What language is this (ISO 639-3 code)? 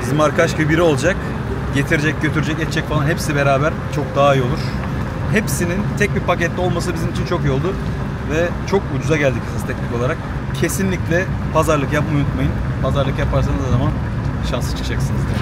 tur